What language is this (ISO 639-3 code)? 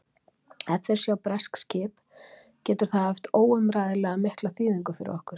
isl